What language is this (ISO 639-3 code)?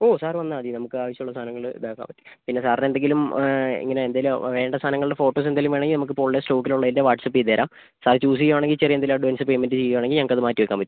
mal